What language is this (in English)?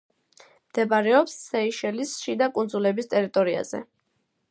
Georgian